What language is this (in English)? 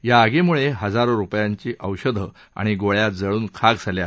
Marathi